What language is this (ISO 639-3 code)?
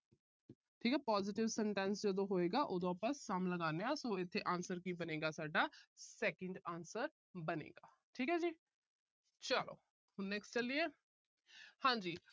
pan